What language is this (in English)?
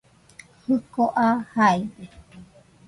Nüpode Huitoto